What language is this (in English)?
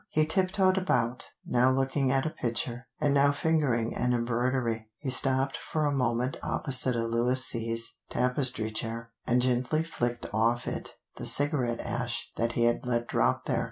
English